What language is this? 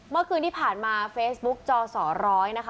Thai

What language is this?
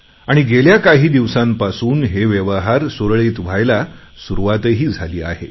Marathi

